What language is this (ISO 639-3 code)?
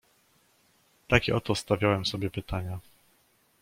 pol